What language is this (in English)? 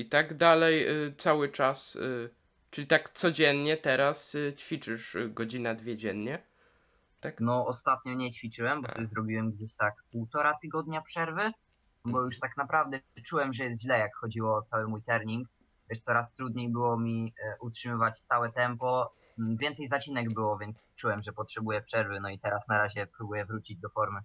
Polish